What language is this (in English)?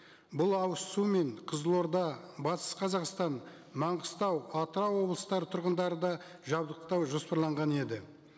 Kazakh